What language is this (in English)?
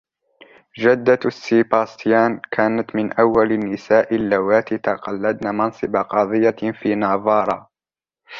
Arabic